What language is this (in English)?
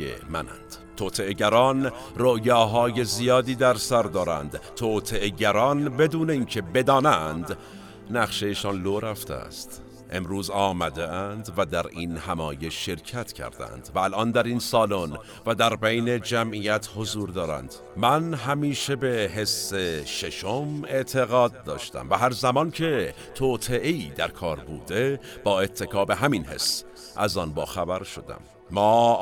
Persian